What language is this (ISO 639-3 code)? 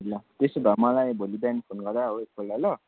nep